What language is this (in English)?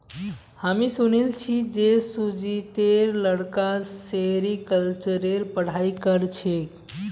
Magahi